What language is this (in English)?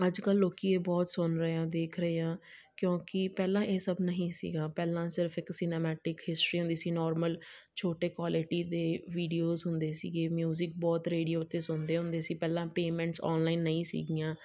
Punjabi